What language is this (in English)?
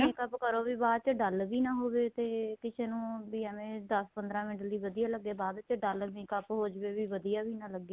Punjabi